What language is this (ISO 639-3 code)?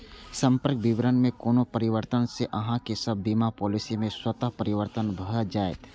mai